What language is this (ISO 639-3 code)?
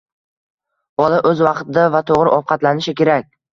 uzb